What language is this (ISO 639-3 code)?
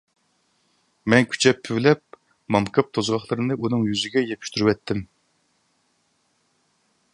uig